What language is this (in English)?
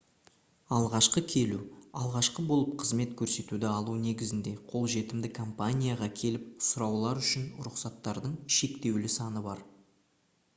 Kazakh